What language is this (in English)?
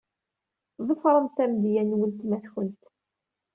Kabyle